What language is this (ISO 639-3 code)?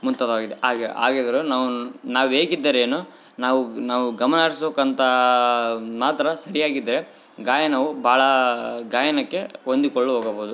kan